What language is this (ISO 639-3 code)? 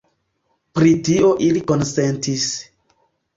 epo